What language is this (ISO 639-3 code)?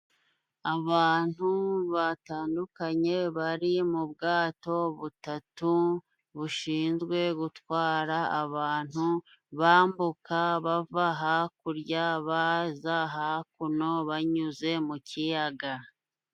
kin